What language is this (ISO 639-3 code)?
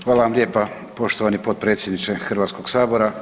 hrv